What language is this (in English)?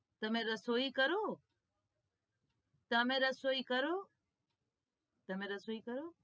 Gujarati